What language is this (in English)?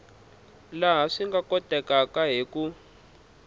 Tsonga